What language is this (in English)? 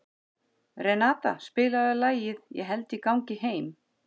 Icelandic